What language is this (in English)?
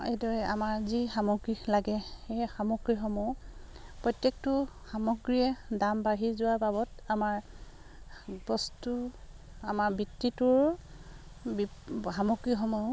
Assamese